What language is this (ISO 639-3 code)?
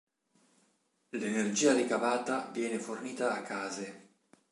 ita